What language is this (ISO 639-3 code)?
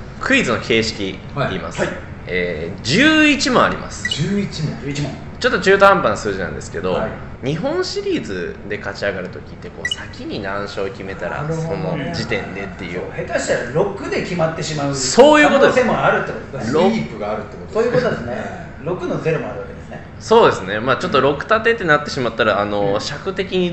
jpn